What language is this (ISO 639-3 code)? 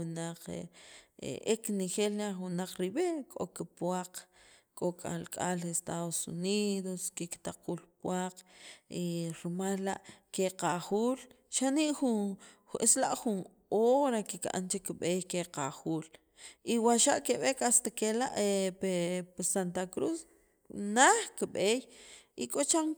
quv